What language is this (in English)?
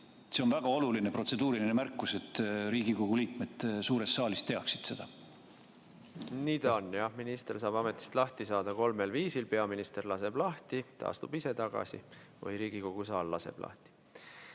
Estonian